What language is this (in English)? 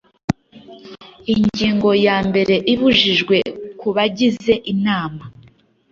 Kinyarwanda